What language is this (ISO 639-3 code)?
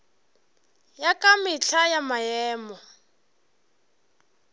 nso